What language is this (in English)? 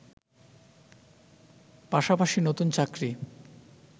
Bangla